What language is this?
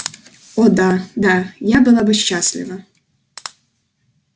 Russian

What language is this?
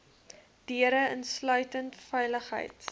Afrikaans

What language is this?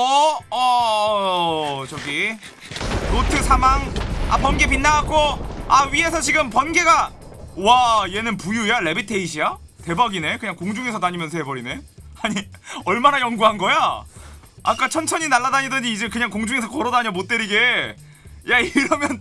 Korean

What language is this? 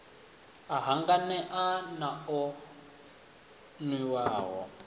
Venda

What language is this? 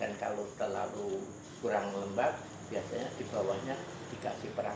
Indonesian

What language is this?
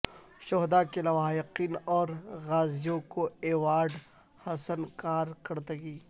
Urdu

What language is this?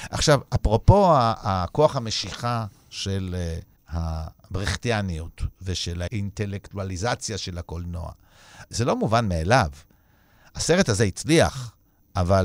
Hebrew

